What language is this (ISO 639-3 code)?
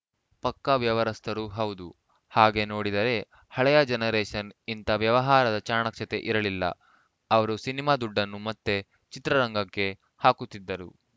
kan